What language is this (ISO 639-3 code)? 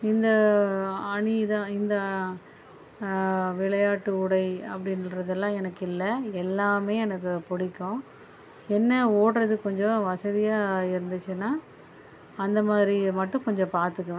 tam